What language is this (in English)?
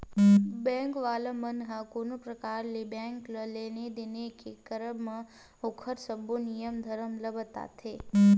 Chhattisgarhi